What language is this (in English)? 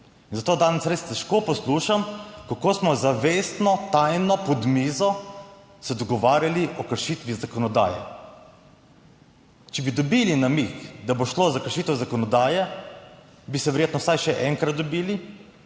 Slovenian